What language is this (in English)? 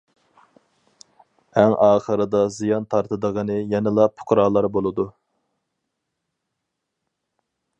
Uyghur